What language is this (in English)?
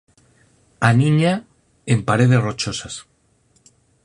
Galician